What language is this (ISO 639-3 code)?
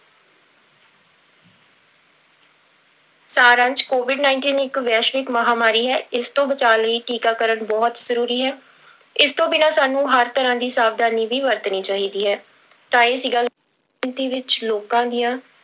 pan